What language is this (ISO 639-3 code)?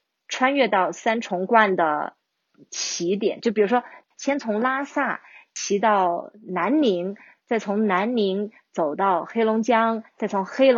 zho